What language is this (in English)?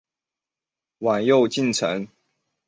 Chinese